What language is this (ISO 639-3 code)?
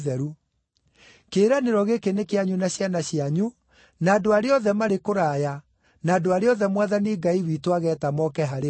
kik